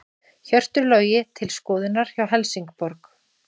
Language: Icelandic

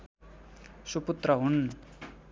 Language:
Nepali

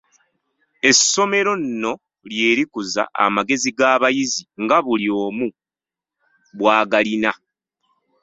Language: Ganda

